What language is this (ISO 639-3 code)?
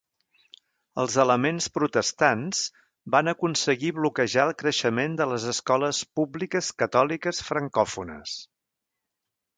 cat